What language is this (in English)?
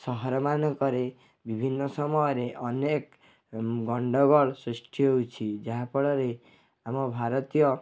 Odia